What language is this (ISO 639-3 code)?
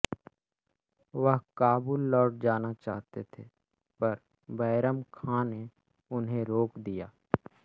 hin